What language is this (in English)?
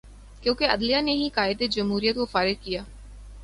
Urdu